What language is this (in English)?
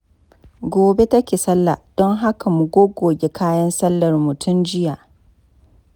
Hausa